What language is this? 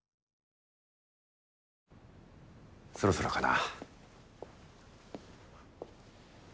Japanese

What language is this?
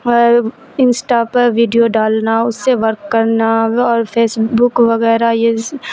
Urdu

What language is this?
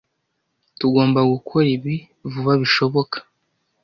Kinyarwanda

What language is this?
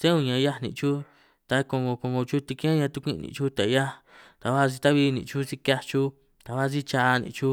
San Martín Itunyoso Triqui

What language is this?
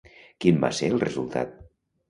Catalan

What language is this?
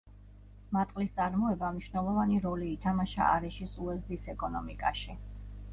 Georgian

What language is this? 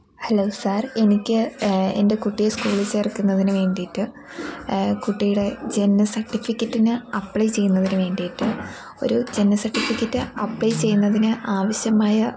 Malayalam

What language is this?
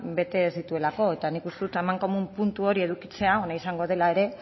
Basque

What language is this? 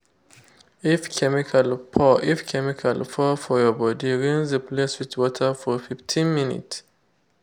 Nigerian Pidgin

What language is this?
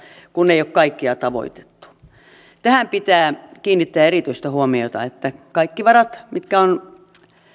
Finnish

